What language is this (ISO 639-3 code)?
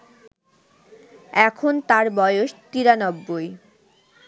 ben